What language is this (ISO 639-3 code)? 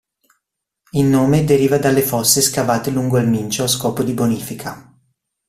ita